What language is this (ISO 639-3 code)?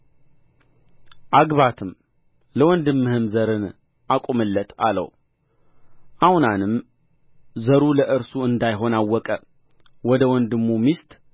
amh